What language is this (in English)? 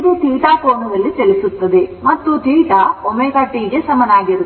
Kannada